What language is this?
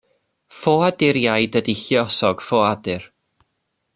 Welsh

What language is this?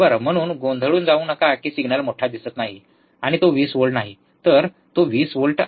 Marathi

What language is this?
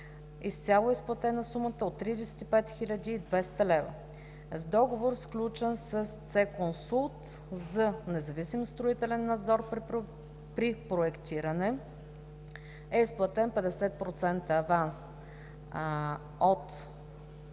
Bulgarian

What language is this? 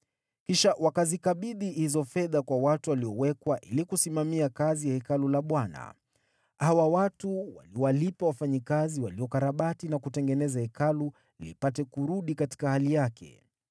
Swahili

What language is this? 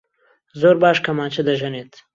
Central Kurdish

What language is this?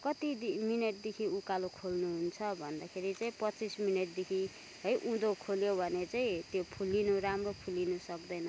Nepali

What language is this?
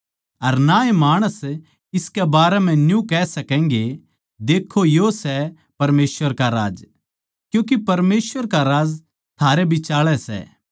Haryanvi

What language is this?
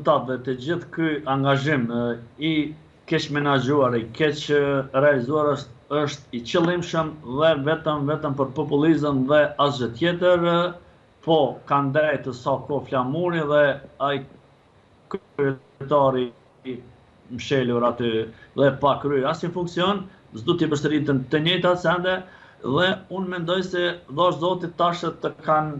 Romanian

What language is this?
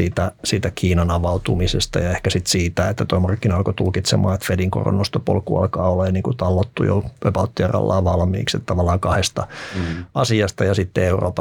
Finnish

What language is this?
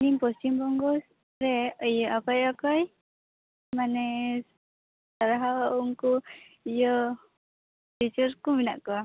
Santali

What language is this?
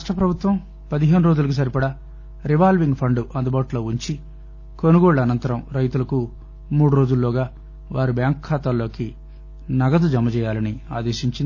Telugu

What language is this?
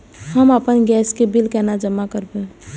Maithili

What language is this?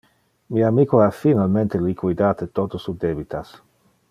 Interlingua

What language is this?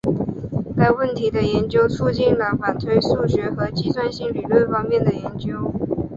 Chinese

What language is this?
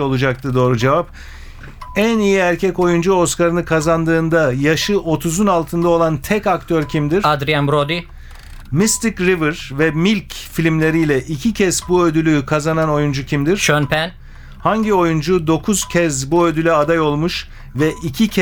Turkish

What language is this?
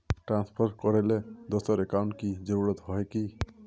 Magahi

